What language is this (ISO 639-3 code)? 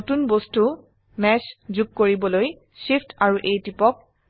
asm